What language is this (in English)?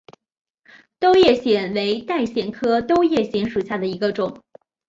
Chinese